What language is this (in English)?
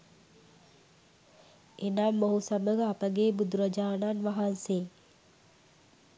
Sinhala